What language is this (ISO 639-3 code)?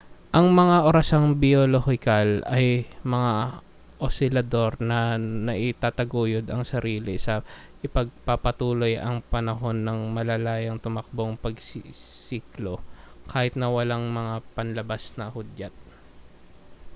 fil